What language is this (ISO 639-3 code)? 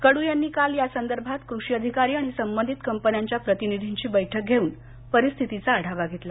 mar